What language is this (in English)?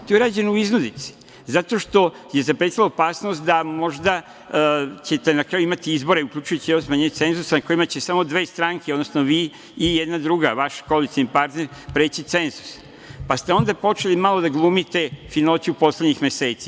Serbian